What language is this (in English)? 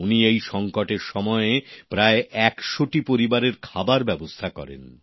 Bangla